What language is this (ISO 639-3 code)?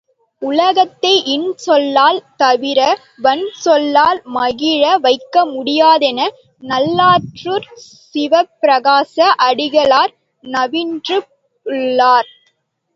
tam